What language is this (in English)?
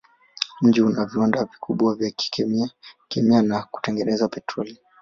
Swahili